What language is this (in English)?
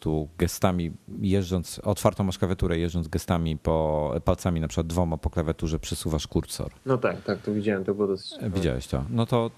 Polish